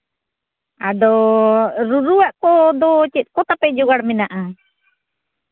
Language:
Santali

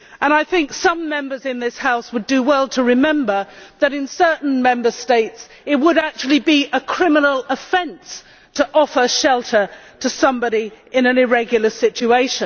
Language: English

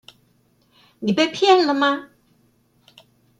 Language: Chinese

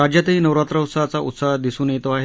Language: Marathi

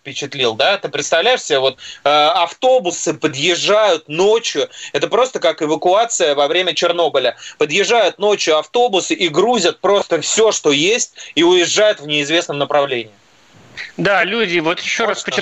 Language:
Russian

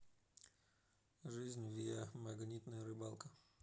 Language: Russian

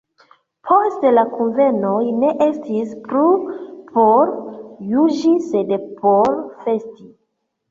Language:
Esperanto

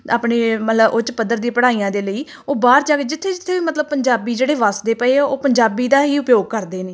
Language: Punjabi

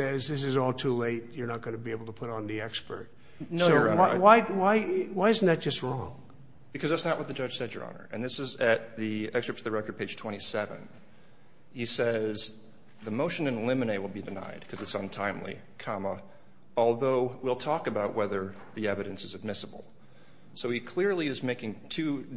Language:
English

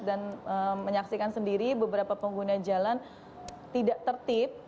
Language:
Indonesian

